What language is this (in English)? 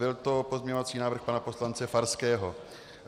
Czech